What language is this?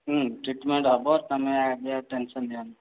Odia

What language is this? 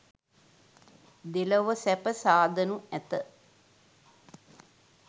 Sinhala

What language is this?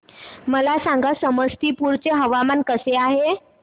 Marathi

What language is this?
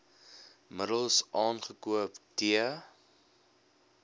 Afrikaans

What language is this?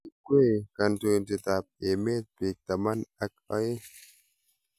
Kalenjin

